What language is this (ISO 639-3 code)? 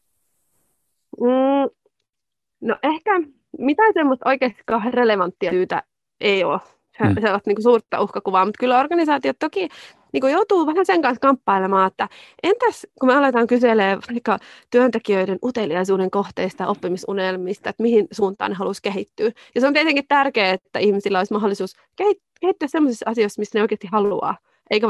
fin